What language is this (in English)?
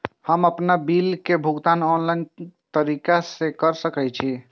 Maithili